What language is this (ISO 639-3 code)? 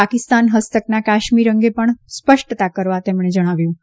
guj